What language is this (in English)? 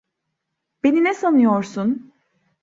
Turkish